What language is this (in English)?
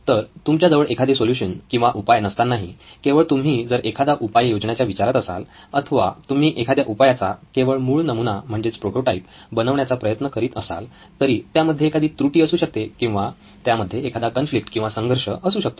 Marathi